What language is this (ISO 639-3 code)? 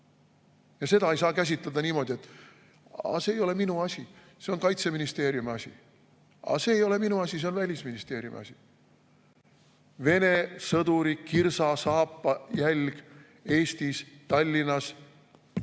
est